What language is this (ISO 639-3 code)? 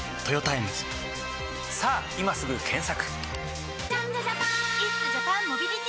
jpn